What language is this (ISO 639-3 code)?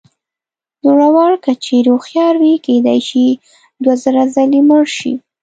pus